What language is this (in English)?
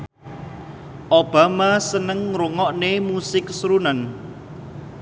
Javanese